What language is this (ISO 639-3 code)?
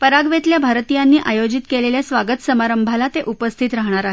mar